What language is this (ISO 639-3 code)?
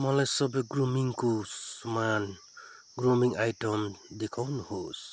nep